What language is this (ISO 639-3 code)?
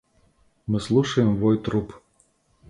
rus